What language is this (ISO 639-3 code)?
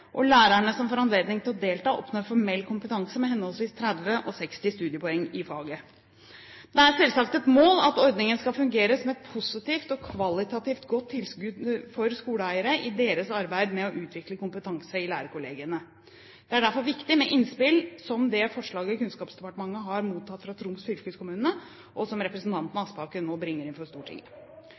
nob